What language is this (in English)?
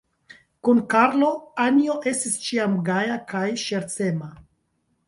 Esperanto